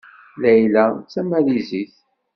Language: Kabyle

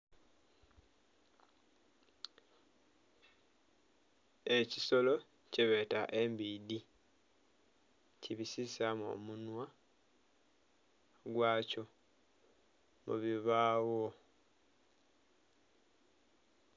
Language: Soga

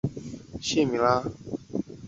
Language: Chinese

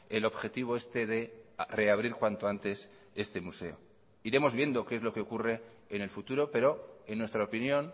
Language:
Spanish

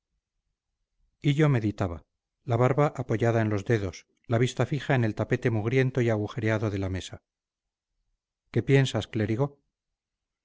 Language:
Spanish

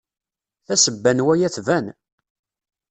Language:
Kabyle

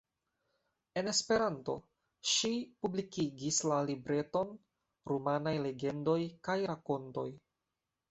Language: Esperanto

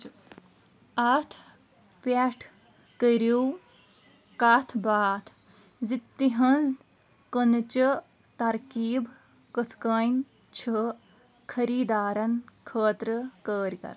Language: Kashmiri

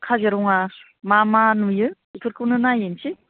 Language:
Bodo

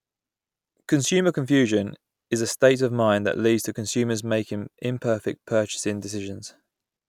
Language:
English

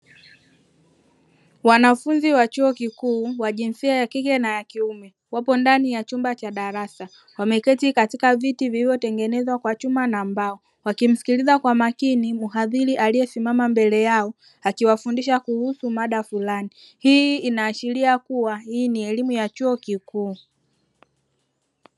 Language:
Swahili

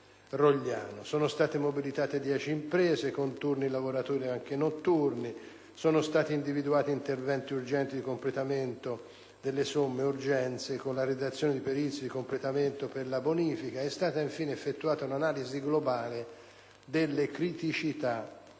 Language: Italian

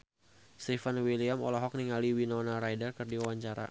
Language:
Sundanese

